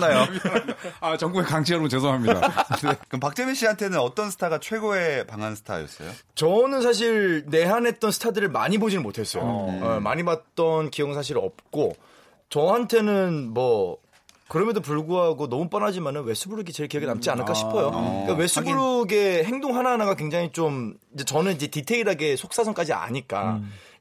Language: Korean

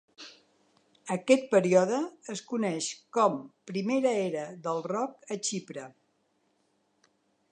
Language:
Catalan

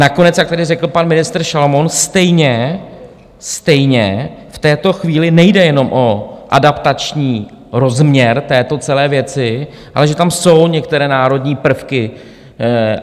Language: Czech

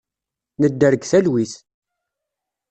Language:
Kabyle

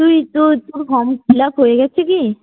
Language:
Bangla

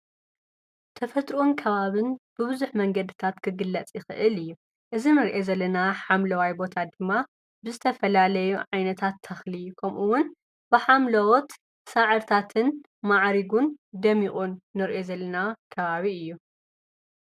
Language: Tigrinya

